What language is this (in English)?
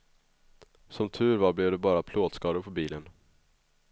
Swedish